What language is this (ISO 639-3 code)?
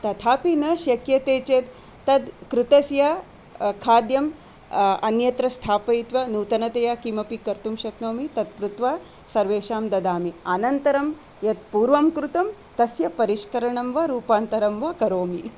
san